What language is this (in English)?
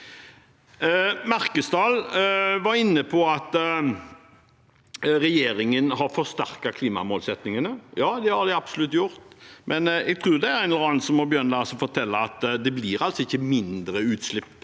Norwegian